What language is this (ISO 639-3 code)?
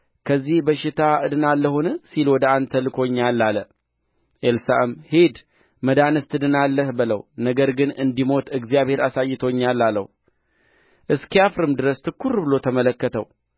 amh